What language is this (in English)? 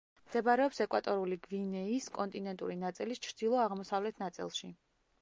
Georgian